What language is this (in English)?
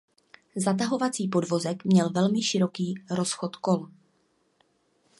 Czech